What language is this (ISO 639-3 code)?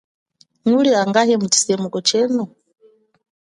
cjk